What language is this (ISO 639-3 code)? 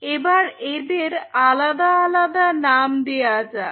ben